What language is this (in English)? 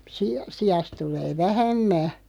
Finnish